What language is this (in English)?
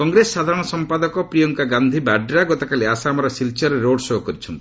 Odia